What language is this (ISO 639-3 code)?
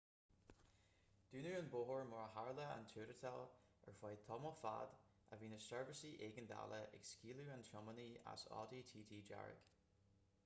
gle